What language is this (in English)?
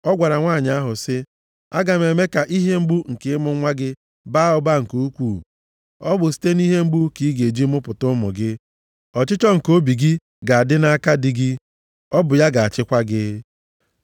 Igbo